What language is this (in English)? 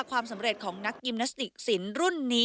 Thai